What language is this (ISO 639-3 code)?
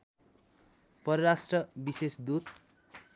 nep